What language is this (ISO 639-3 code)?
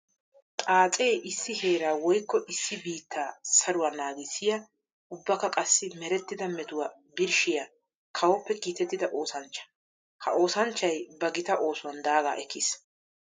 wal